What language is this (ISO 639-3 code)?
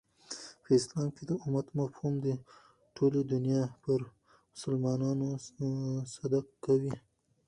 pus